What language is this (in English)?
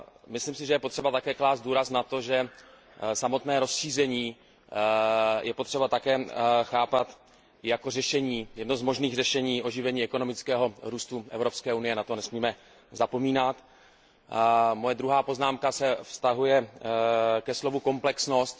Czech